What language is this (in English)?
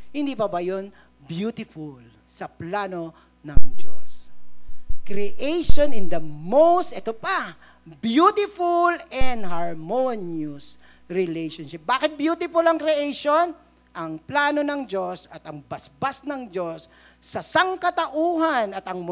Filipino